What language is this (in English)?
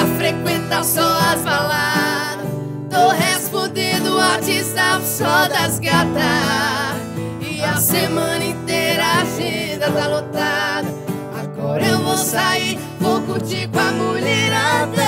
Portuguese